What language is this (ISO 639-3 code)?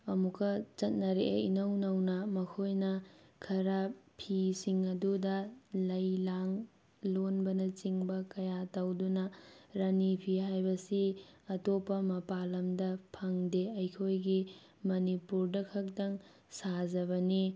mni